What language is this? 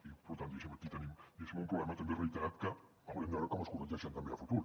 Catalan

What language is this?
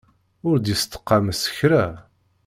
Kabyle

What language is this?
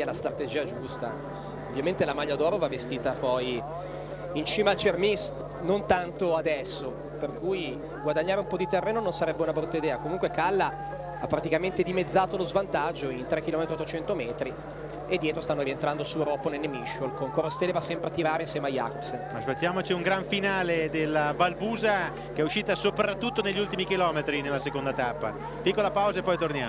Italian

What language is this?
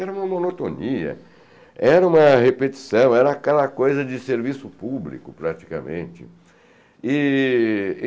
Portuguese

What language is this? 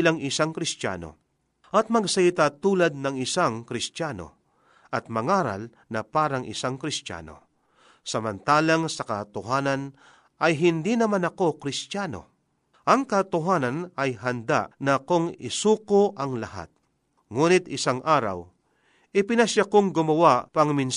Filipino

